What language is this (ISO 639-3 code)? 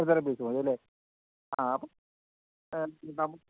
mal